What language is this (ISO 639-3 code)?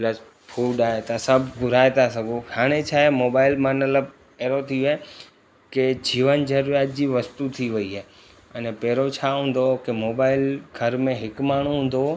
snd